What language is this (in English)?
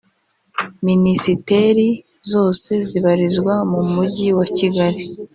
Kinyarwanda